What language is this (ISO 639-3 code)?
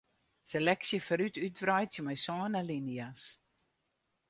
fry